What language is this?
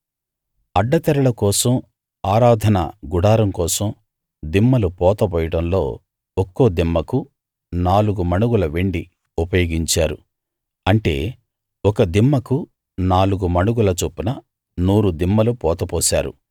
Telugu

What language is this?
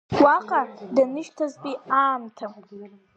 Abkhazian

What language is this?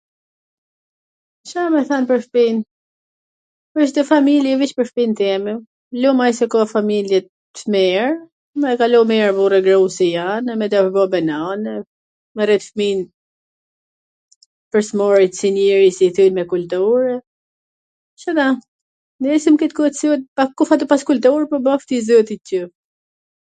Gheg Albanian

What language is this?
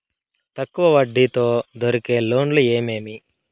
Telugu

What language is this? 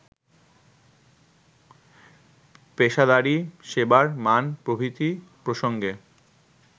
Bangla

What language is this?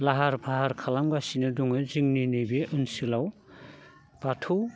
Bodo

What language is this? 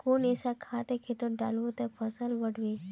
Magahi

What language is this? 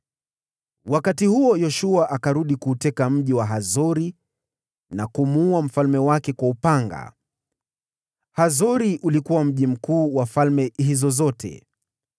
Swahili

